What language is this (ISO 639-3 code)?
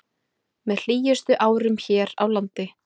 isl